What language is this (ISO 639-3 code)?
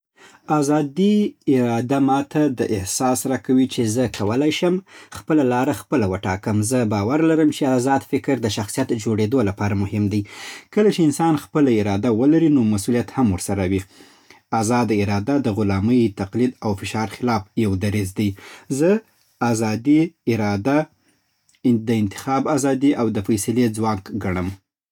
pbt